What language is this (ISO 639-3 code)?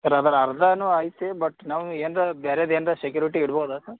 kan